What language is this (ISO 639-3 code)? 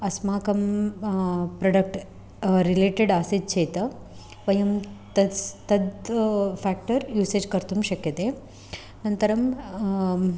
san